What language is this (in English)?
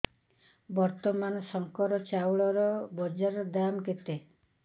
Odia